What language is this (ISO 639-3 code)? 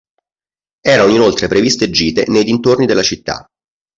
ita